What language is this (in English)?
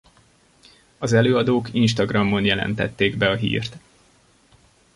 Hungarian